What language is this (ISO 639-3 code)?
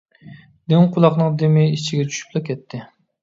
uig